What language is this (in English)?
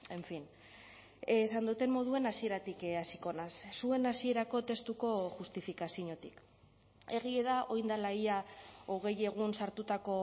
Basque